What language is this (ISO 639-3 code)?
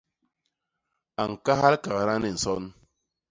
bas